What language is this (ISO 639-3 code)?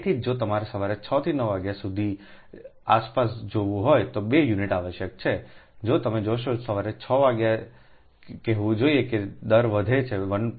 guj